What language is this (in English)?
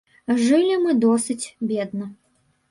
Belarusian